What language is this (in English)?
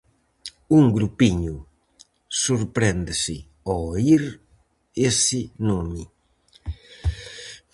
Galician